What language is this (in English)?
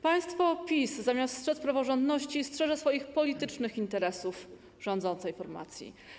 Polish